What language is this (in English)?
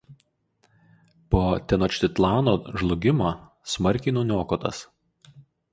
Lithuanian